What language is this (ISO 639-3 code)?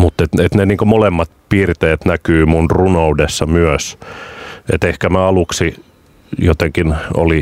fin